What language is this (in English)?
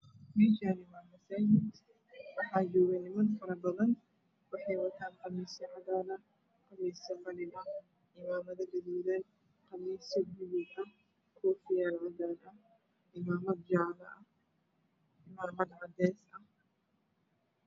Somali